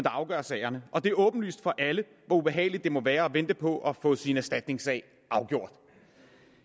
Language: Danish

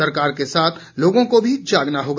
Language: Hindi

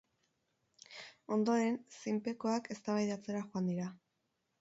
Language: Basque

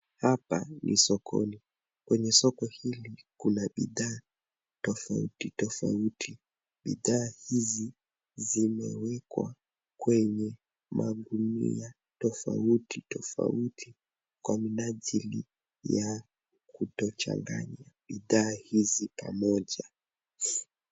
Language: Swahili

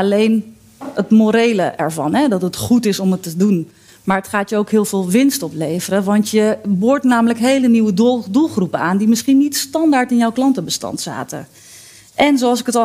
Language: Dutch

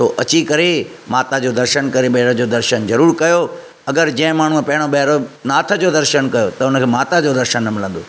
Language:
Sindhi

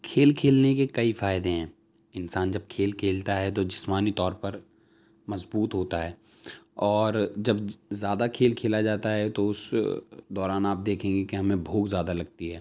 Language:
Urdu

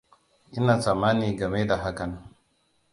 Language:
Hausa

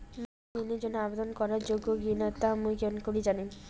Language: Bangla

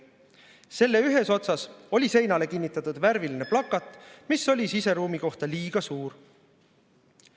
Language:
Estonian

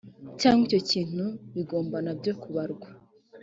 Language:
Kinyarwanda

